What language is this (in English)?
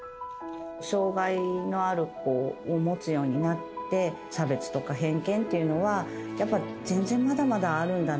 Japanese